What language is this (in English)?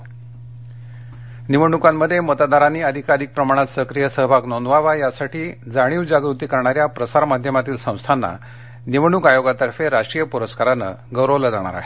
Marathi